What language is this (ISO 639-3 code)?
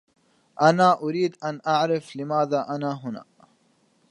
ara